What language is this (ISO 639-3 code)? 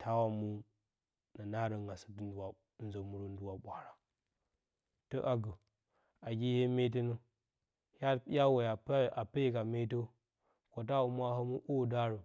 bcy